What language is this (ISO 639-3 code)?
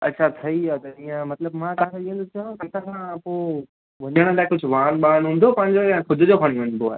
snd